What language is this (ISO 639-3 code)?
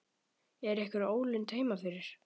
isl